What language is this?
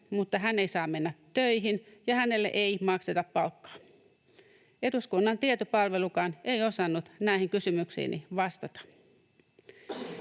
Finnish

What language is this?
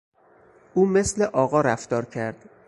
Persian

